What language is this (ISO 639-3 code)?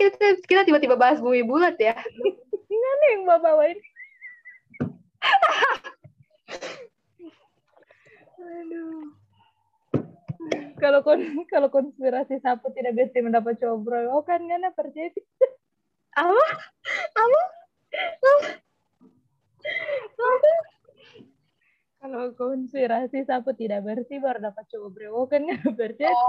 ind